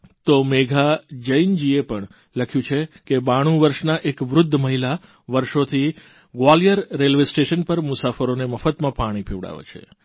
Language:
Gujarati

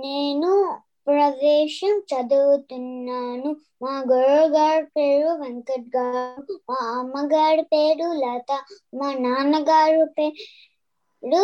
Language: Telugu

